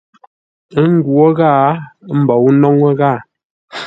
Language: Ngombale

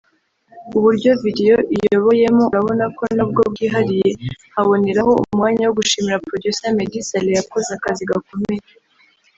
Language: Kinyarwanda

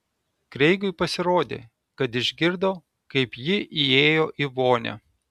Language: Lithuanian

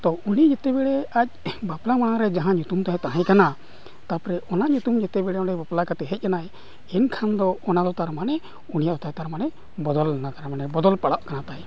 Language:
Santali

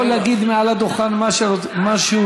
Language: Hebrew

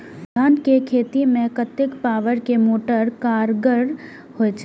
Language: Maithili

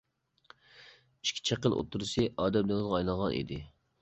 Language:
Uyghur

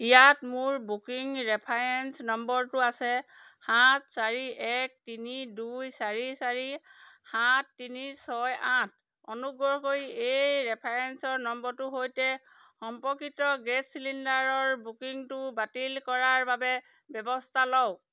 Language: Assamese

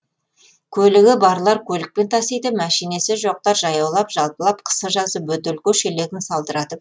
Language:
Kazakh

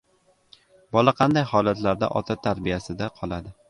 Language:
Uzbek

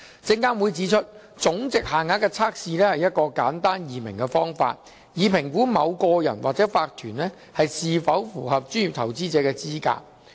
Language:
Cantonese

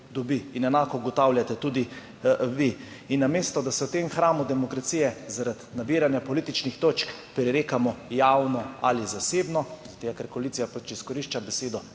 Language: Slovenian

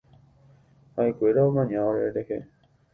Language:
Guarani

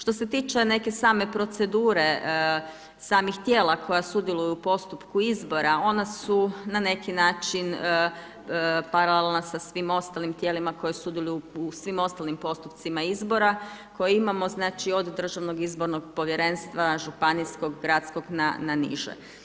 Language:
Croatian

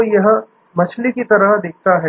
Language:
Hindi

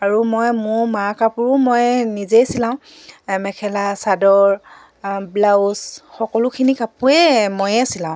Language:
Assamese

